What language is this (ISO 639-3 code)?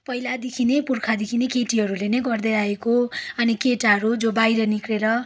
nep